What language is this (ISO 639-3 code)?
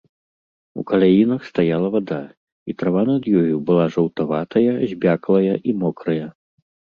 bel